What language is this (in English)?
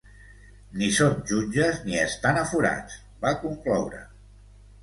Catalan